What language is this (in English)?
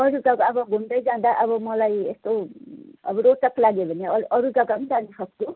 Nepali